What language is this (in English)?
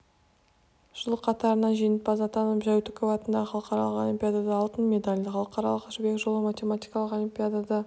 Kazakh